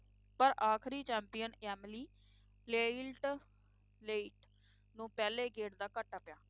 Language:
Punjabi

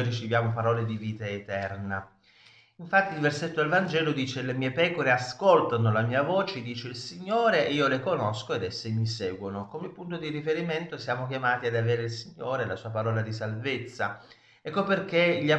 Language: Italian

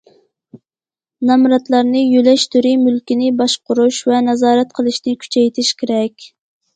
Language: Uyghur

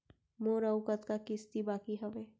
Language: Chhattisgarhi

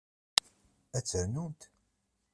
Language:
Kabyle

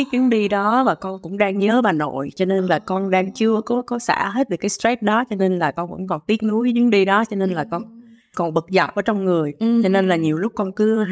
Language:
Vietnamese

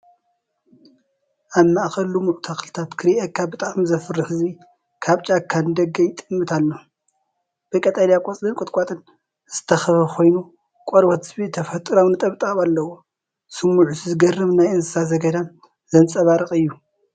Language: Tigrinya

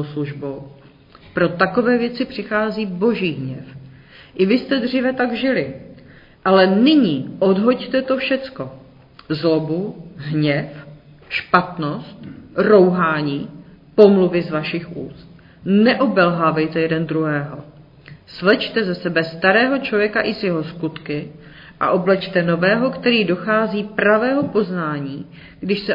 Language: Czech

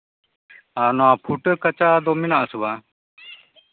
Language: Santali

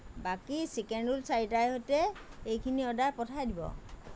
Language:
Assamese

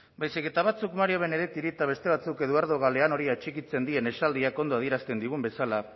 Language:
Basque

